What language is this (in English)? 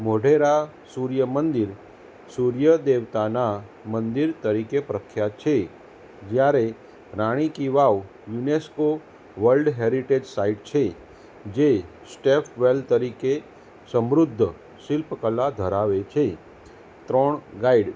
Gujarati